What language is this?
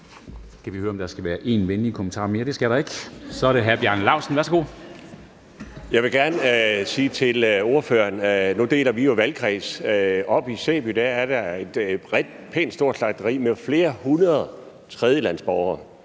Danish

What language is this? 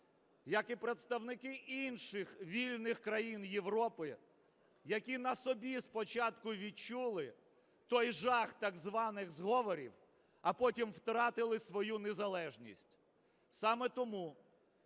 Ukrainian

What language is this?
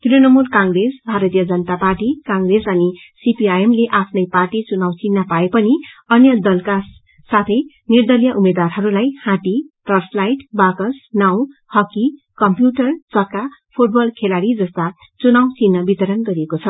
Nepali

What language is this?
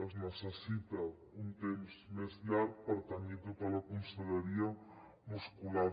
Catalan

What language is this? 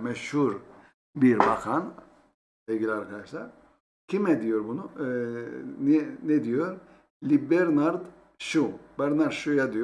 Turkish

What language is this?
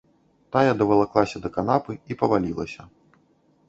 Belarusian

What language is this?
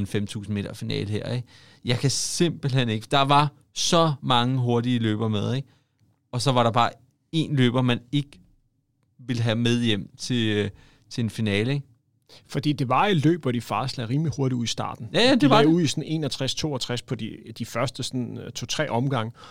Danish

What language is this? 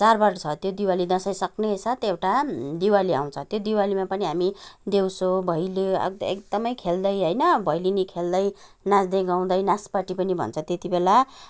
Nepali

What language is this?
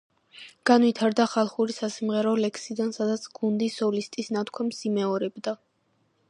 Georgian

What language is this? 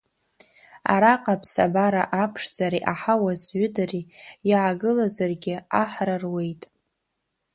Abkhazian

